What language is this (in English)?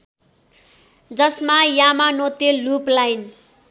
Nepali